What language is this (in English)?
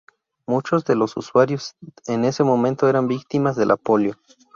Spanish